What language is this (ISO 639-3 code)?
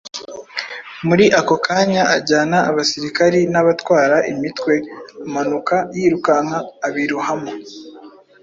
kin